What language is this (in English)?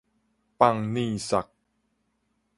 Min Nan Chinese